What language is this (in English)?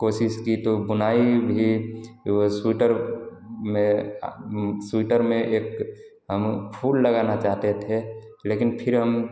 Hindi